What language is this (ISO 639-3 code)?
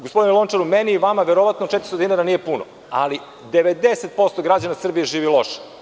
srp